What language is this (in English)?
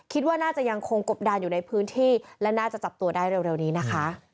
Thai